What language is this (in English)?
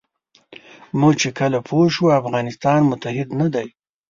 Pashto